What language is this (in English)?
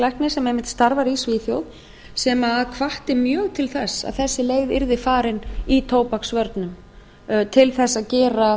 Icelandic